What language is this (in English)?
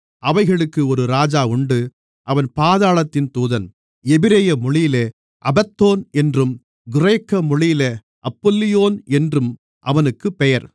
Tamil